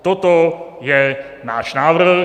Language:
Czech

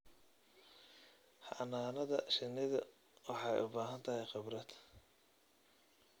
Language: Somali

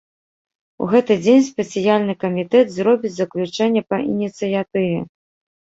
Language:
Belarusian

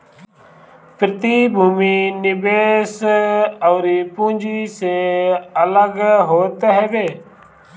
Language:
Bhojpuri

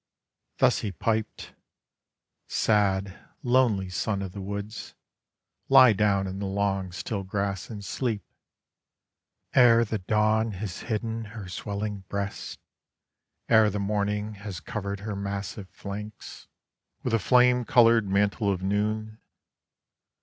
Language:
English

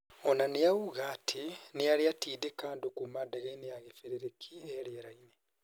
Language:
Kikuyu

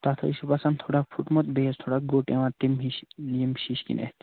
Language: Kashmiri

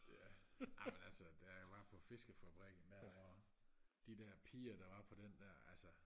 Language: Danish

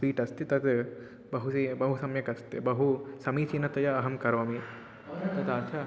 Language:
Sanskrit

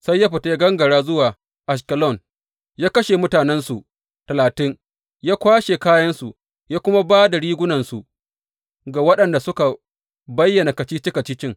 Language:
Hausa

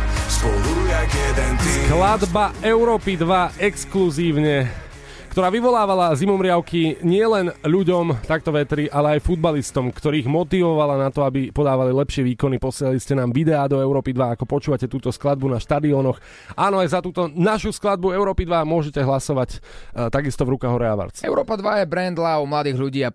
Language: Slovak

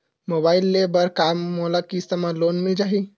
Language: Chhattisgarhi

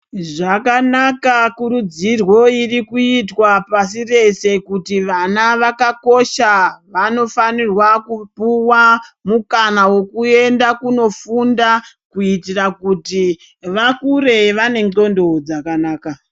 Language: Ndau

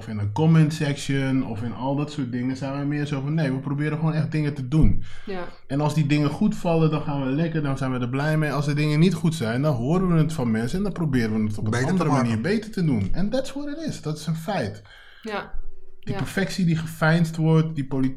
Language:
Dutch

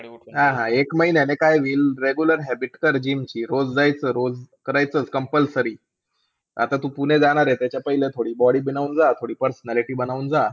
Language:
Marathi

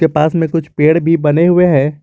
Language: Hindi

